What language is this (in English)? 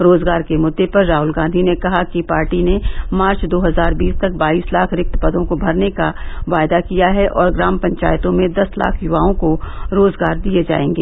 Hindi